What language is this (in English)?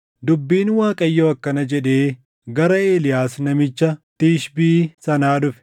Oromo